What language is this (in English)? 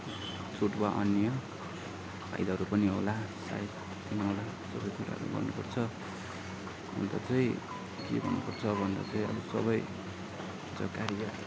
Nepali